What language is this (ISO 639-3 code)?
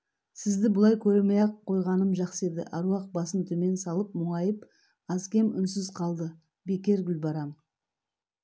kaz